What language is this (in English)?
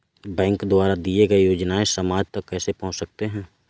Hindi